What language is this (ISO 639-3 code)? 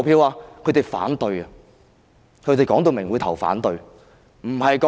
yue